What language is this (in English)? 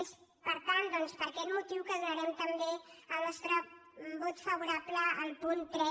Catalan